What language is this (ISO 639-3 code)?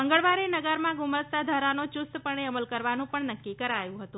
guj